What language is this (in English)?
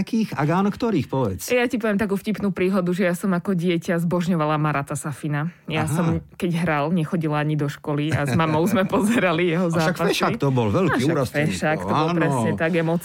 Slovak